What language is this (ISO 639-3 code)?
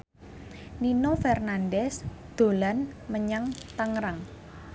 jav